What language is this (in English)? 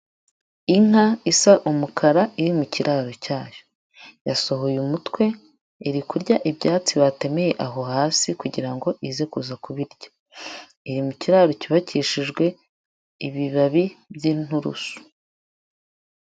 Kinyarwanda